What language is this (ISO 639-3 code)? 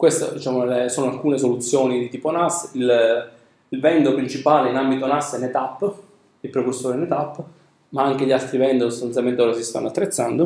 ita